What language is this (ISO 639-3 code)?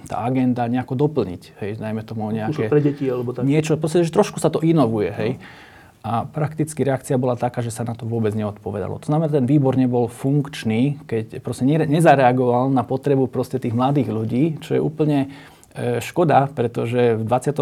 slk